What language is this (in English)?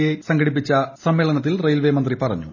Malayalam